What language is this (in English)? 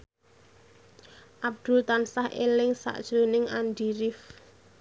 Javanese